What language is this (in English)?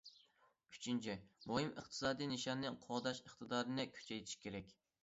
Uyghur